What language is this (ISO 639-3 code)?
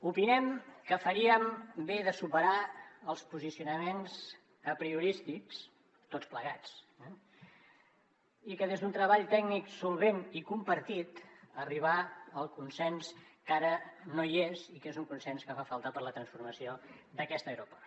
cat